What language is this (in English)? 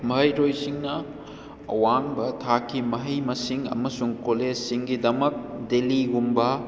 Manipuri